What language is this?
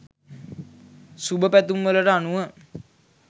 Sinhala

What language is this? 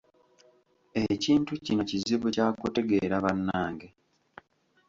Ganda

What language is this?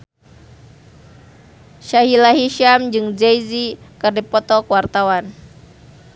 Sundanese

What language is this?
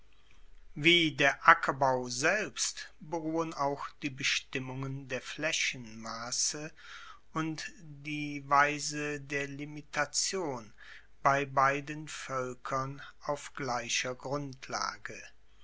German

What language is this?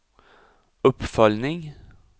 Swedish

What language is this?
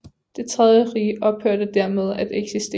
Danish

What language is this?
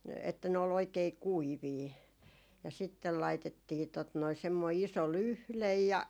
Finnish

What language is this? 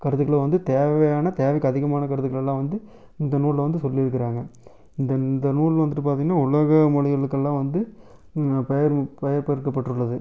Tamil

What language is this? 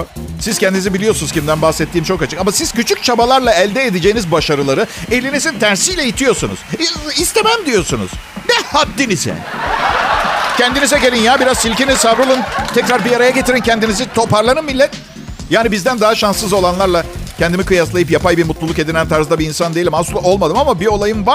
Turkish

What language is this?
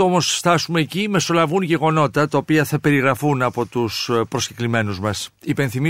Greek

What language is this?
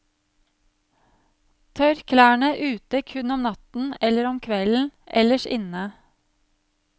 Norwegian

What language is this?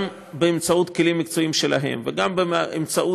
Hebrew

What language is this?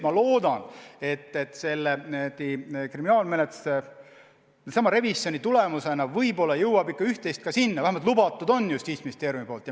Estonian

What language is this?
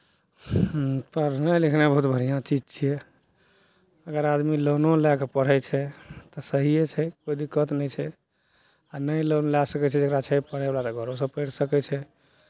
Maithili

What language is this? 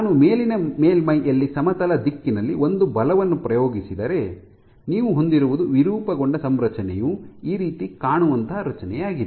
Kannada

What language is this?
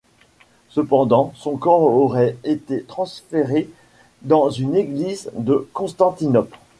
French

